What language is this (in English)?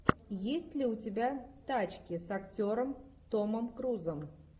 Russian